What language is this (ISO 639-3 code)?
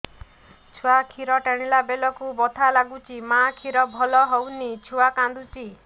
ori